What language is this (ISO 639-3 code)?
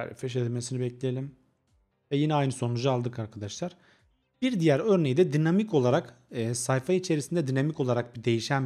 tur